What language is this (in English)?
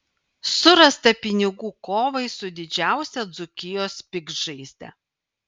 Lithuanian